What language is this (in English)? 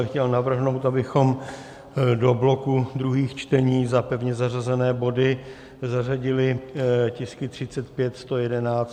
Czech